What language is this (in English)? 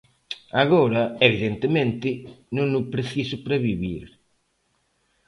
Galician